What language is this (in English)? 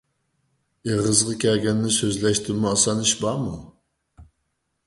Uyghur